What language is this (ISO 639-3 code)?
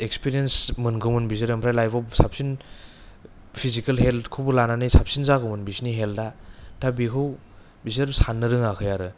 brx